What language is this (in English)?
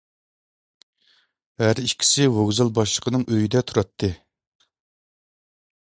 Uyghur